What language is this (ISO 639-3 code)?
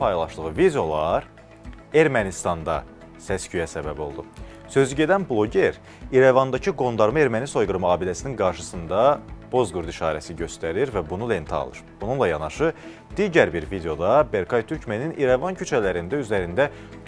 tur